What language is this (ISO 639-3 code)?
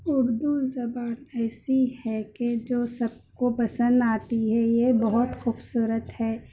urd